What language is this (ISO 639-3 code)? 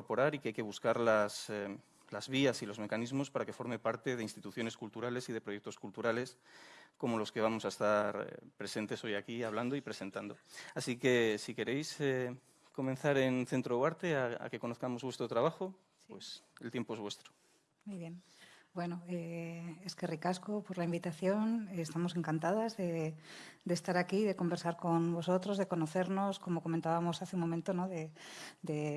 spa